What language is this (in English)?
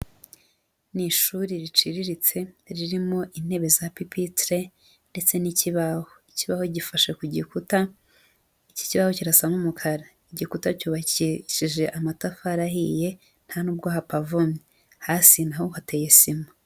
Kinyarwanda